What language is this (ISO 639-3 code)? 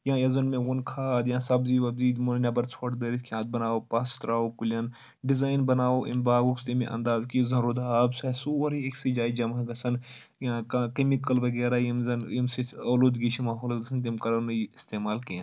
kas